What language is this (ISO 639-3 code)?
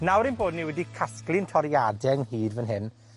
cym